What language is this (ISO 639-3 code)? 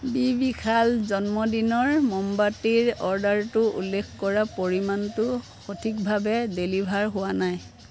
asm